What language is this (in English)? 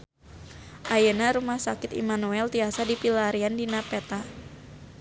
Sundanese